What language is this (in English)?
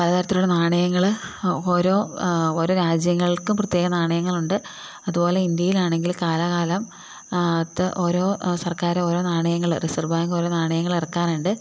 Malayalam